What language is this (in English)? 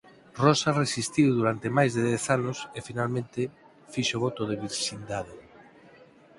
Galician